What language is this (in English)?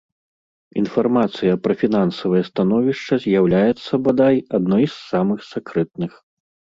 Belarusian